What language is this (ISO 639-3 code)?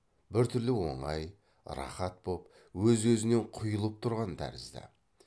kaz